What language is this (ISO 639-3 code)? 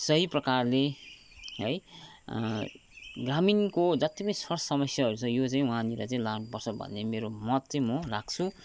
nep